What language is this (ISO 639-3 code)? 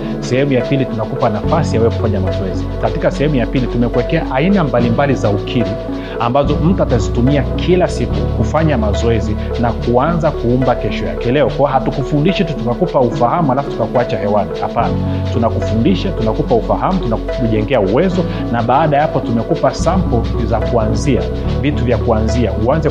swa